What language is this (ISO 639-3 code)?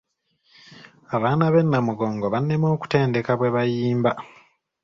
lug